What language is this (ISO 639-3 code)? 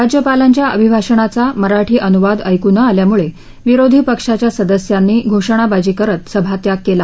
mar